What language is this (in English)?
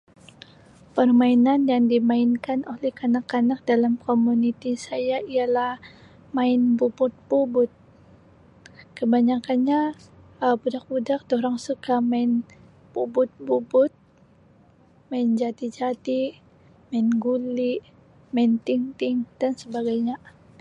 Sabah Malay